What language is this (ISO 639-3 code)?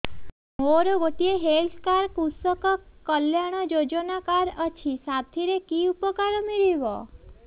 ori